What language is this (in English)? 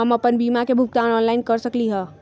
Magahi